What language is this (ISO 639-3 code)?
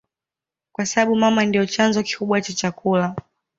swa